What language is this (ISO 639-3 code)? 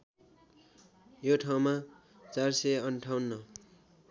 nep